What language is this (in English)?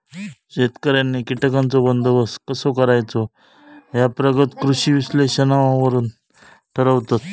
Marathi